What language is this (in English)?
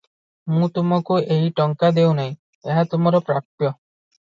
Odia